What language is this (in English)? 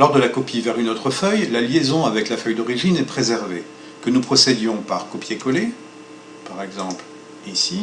French